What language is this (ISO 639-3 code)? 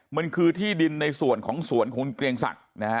tha